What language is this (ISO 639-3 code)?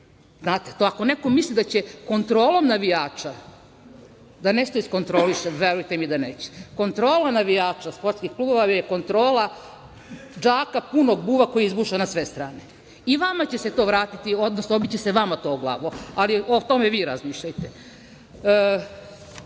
srp